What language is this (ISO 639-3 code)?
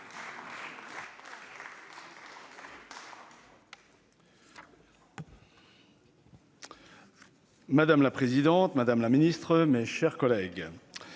fra